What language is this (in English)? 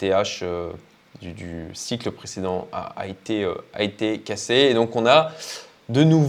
French